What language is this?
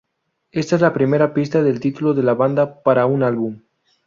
Spanish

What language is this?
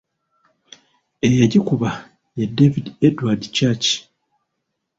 Ganda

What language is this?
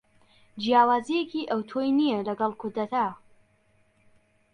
Central Kurdish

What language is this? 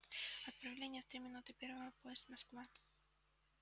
Russian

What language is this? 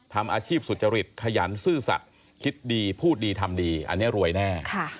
Thai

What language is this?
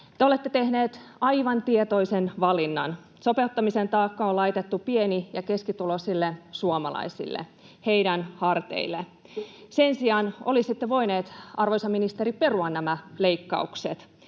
Finnish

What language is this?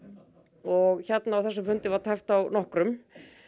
Icelandic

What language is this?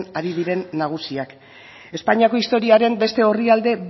Basque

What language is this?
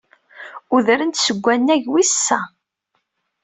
Kabyle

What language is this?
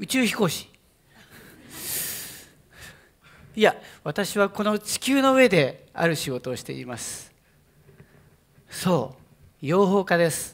Japanese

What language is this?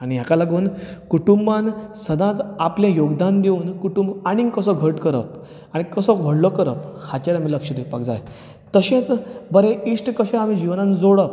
Konkani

